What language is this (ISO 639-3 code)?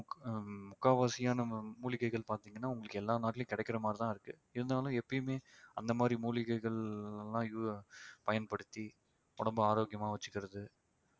tam